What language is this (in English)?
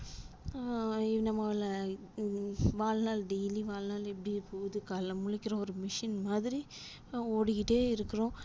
Tamil